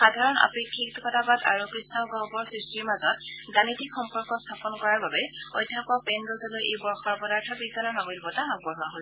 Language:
Assamese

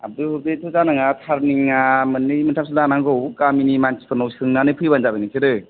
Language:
Bodo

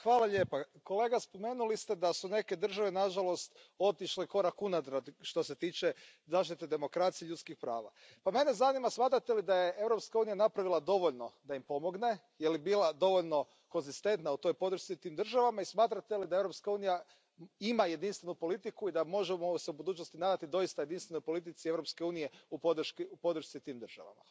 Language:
Croatian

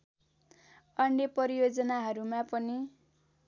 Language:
Nepali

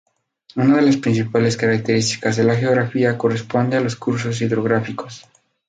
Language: Spanish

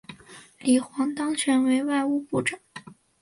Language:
Chinese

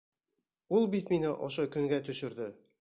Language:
Bashkir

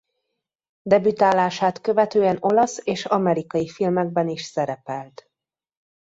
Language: Hungarian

